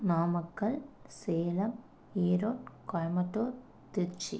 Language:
Tamil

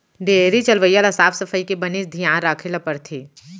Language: Chhattisgarhi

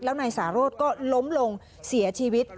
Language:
Thai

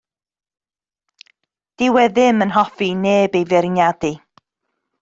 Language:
Welsh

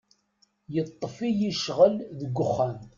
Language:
Kabyle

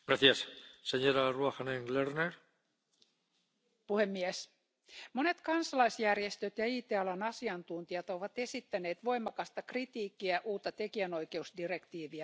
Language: Finnish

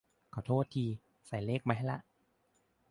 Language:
Thai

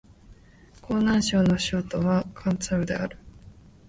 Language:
Japanese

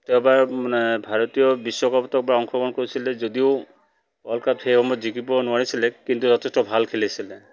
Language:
Assamese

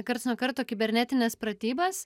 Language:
Lithuanian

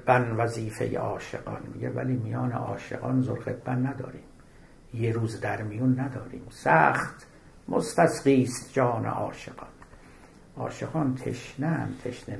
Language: Persian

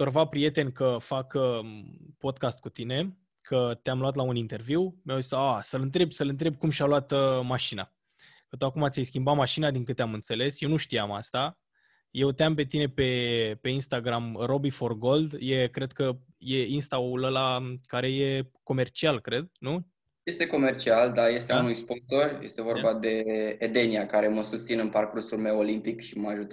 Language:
Romanian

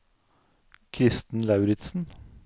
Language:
Norwegian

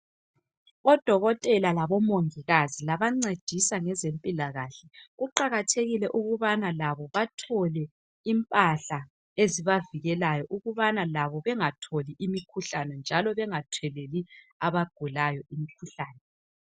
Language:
North Ndebele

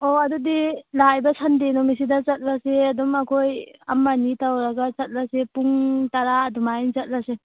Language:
Manipuri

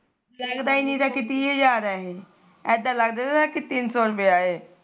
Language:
Punjabi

